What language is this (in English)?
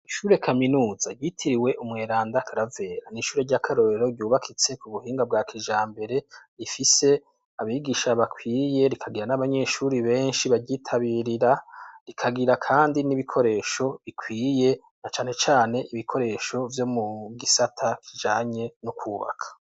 Rundi